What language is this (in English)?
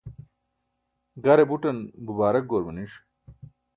Burushaski